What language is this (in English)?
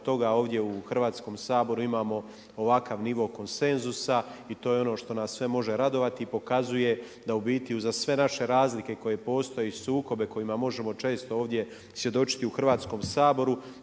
Croatian